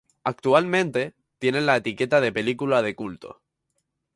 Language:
Spanish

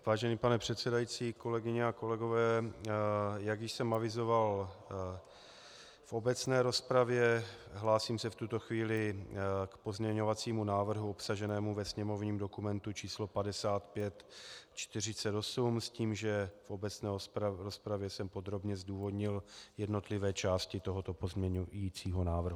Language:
Czech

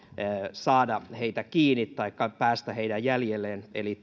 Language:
Finnish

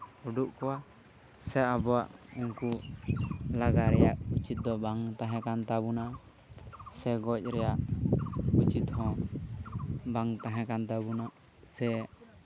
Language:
Santali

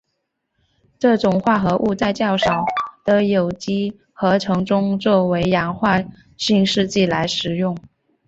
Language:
Chinese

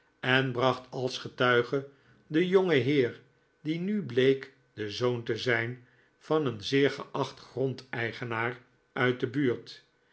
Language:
Dutch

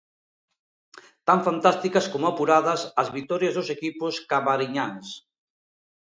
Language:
Galician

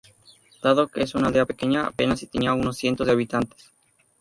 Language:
Spanish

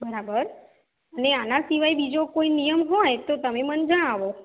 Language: Gujarati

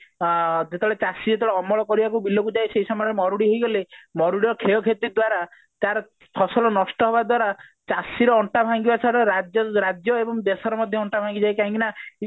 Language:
Odia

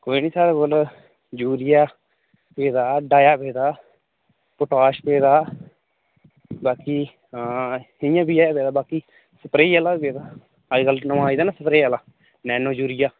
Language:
Dogri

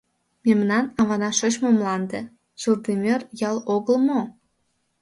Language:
Mari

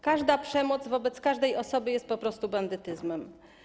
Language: Polish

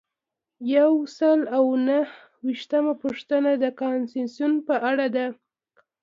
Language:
Pashto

